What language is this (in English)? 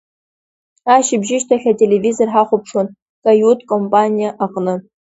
Abkhazian